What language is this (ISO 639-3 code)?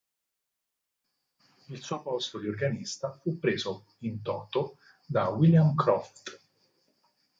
ita